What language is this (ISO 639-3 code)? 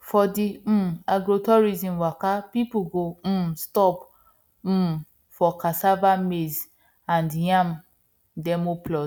pcm